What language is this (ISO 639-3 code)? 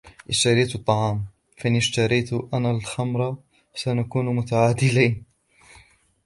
ara